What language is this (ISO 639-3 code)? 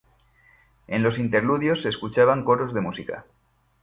spa